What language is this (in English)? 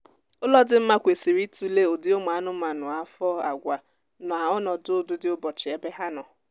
Igbo